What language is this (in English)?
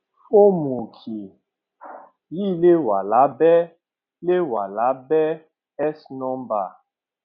Yoruba